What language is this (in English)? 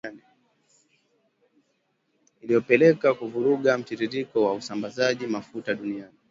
Swahili